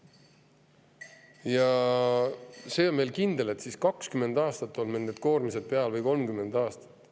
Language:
Estonian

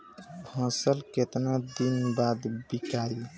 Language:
Bhojpuri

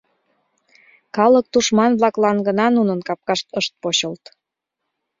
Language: Mari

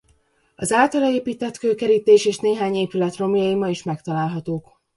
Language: Hungarian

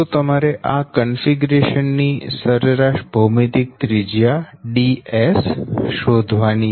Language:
Gujarati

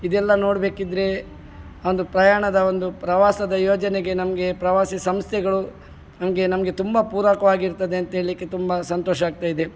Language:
Kannada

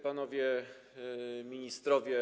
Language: Polish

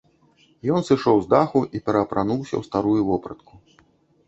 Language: Belarusian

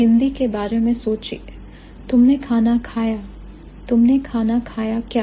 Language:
Hindi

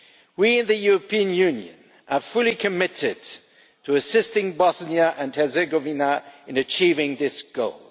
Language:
English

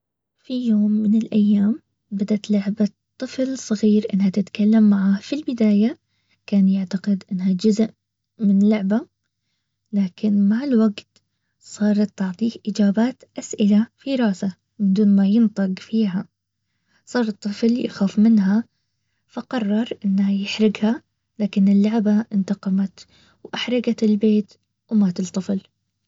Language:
Baharna Arabic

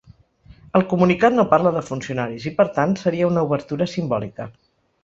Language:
Catalan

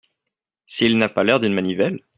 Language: French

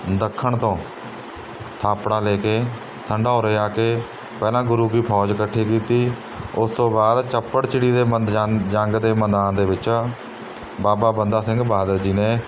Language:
Punjabi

